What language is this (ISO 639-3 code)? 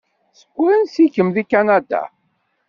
kab